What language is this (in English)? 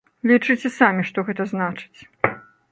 Belarusian